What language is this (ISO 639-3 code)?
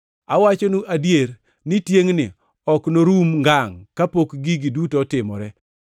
luo